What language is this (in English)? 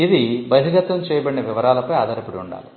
Telugu